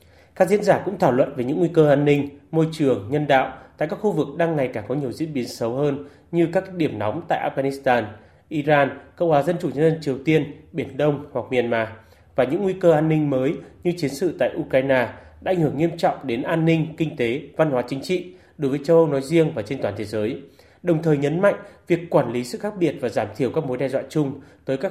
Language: Vietnamese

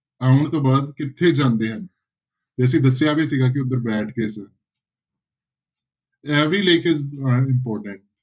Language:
Punjabi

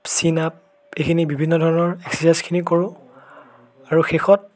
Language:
Assamese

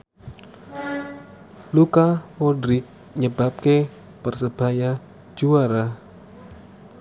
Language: Javanese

